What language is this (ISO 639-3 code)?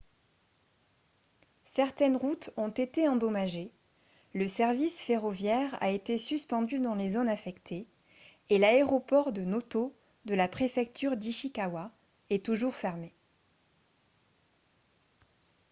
fra